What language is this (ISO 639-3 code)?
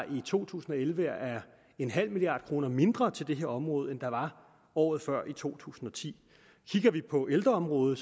dan